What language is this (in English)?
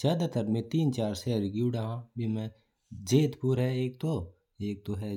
Mewari